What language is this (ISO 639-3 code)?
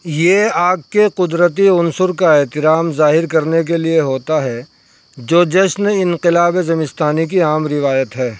urd